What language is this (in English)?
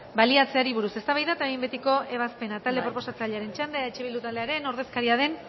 Basque